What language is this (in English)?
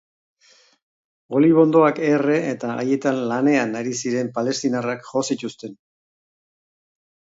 Basque